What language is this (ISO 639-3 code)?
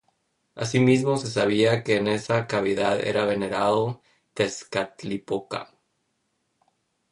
spa